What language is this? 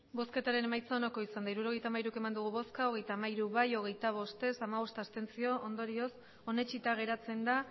Basque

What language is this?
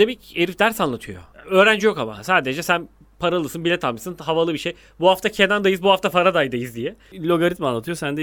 Turkish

